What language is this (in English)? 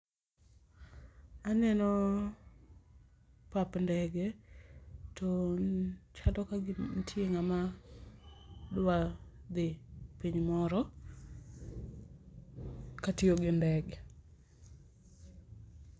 Luo (Kenya and Tanzania)